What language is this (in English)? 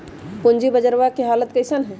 Magahi